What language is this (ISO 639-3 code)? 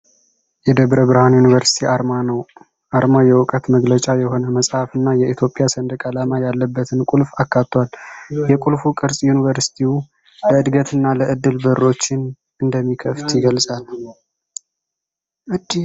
amh